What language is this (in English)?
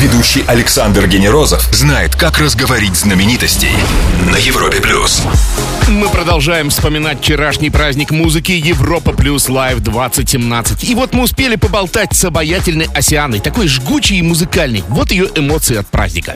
Russian